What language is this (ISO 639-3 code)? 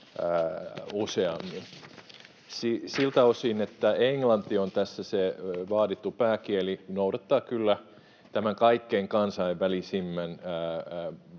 fin